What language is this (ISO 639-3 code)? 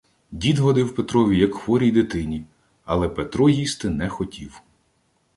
ukr